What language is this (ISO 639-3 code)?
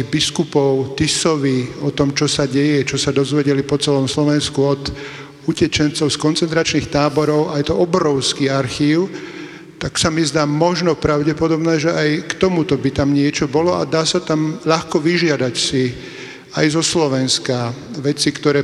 slk